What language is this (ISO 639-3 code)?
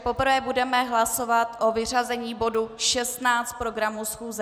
ces